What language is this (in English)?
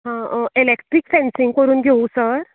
Konkani